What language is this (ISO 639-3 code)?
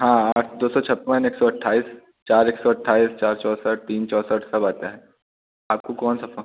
hin